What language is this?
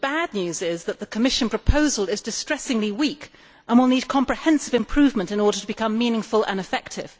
English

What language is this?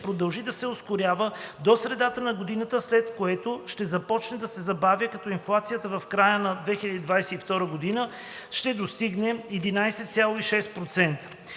Bulgarian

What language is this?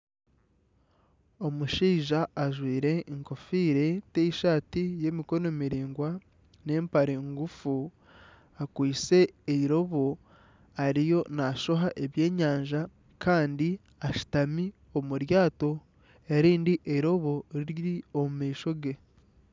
Nyankole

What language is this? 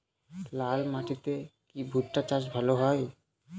Bangla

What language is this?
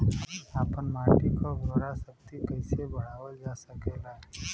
Bhojpuri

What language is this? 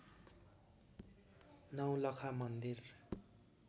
Nepali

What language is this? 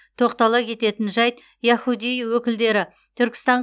Kazakh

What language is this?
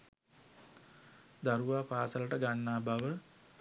Sinhala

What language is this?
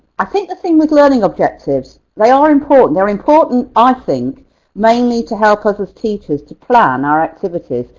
English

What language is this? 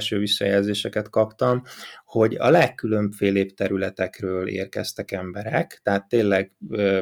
Hungarian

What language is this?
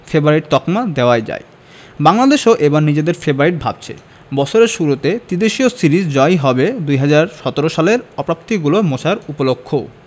Bangla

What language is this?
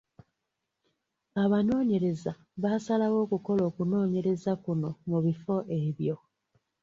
Ganda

